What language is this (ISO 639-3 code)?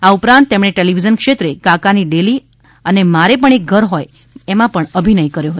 guj